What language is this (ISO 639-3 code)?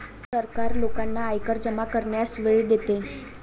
mar